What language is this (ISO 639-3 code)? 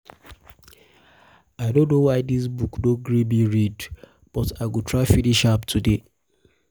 pcm